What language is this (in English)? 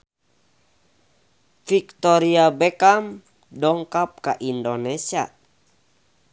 Sundanese